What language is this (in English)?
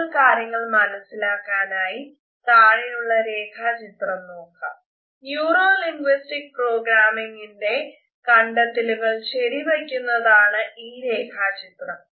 Malayalam